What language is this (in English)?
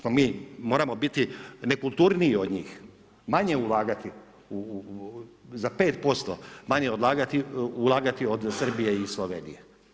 Croatian